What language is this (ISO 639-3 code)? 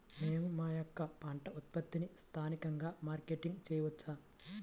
tel